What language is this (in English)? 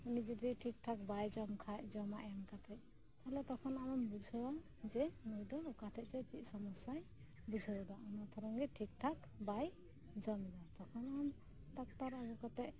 Santali